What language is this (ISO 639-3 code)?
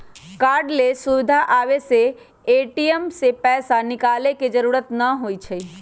mag